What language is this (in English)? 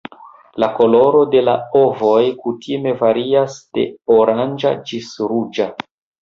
Esperanto